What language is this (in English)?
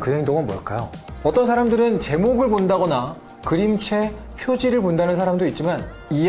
Korean